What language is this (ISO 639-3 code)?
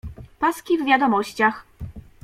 pol